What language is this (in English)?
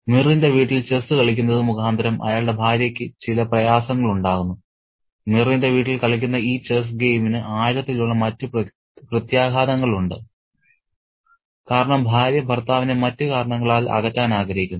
Malayalam